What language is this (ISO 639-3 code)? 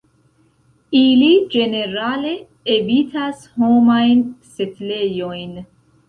epo